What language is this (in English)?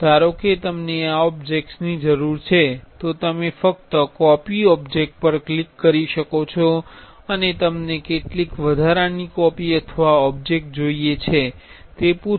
Gujarati